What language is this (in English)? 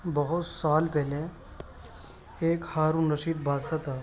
Urdu